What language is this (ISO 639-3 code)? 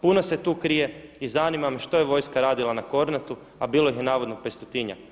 hrv